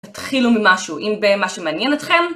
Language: Hebrew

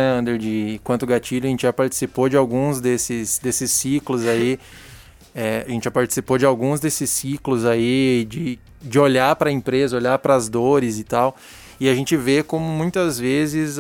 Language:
Portuguese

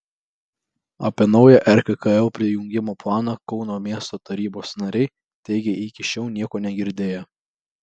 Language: Lithuanian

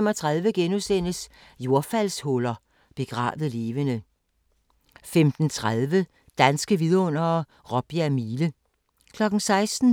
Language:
Danish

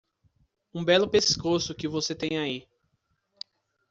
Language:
Portuguese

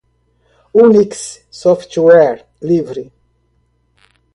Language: Portuguese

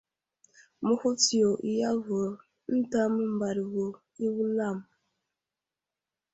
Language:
Wuzlam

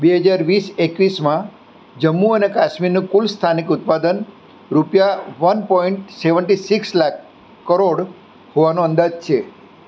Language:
Gujarati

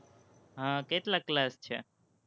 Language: Gujarati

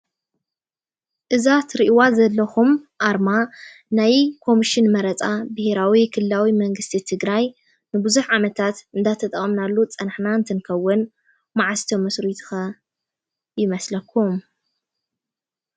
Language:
Tigrinya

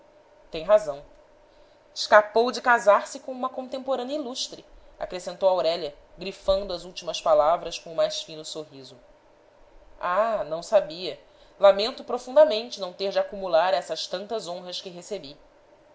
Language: Portuguese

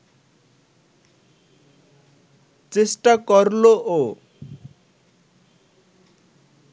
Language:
Bangla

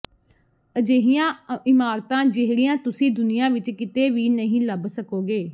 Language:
Punjabi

